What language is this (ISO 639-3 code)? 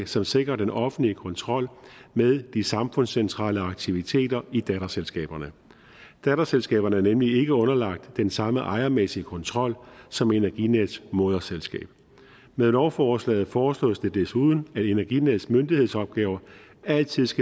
dan